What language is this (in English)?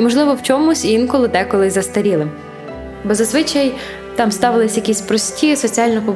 Ukrainian